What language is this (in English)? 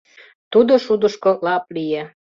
Mari